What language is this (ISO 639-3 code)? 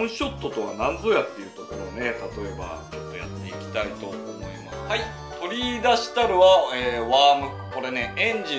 jpn